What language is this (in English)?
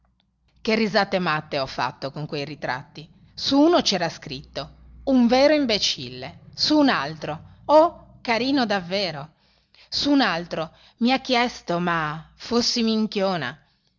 Italian